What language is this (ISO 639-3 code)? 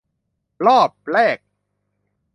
tha